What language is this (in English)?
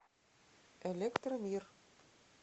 Russian